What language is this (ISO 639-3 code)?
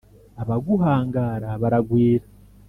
kin